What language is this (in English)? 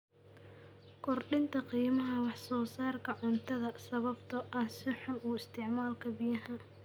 Somali